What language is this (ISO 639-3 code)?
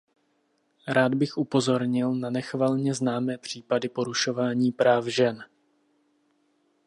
ces